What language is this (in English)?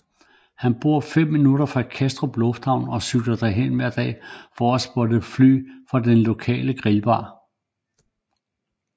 Danish